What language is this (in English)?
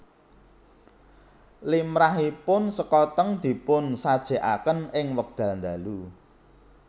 Javanese